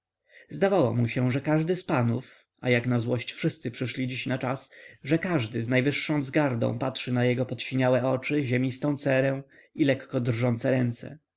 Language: Polish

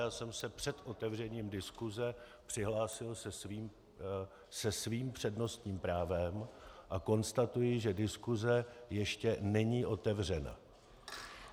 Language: Czech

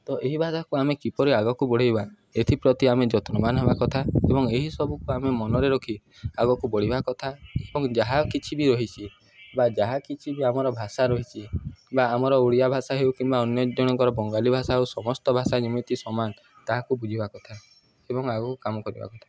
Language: Odia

